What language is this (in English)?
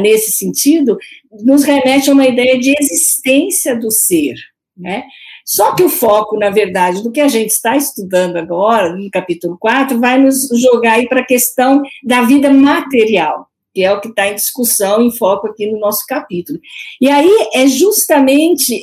Portuguese